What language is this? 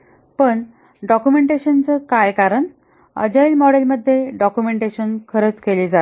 Marathi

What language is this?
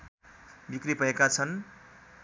Nepali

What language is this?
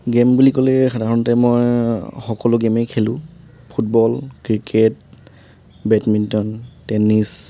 Assamese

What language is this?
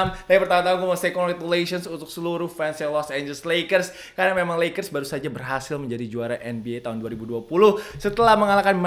Indonesian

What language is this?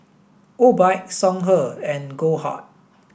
English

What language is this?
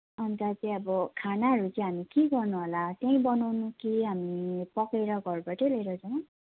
Nepali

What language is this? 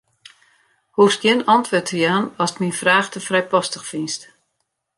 Western Frisian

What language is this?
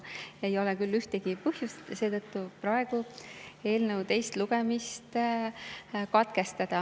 Estonian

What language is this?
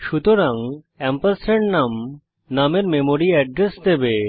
Bangla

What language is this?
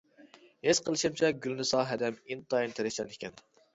Uyghur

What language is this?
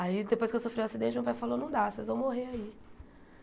Portuguese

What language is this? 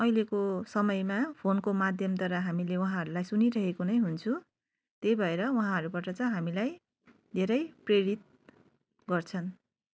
Nepali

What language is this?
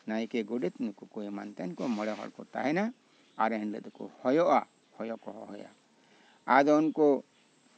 Santali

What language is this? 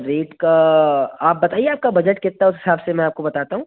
Hindi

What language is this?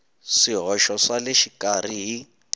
Tsonga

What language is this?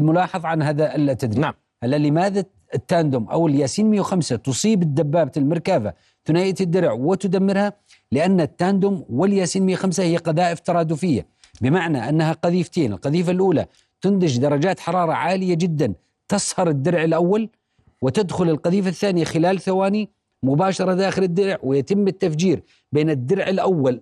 Arabic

